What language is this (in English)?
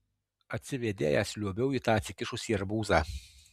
Lithuanian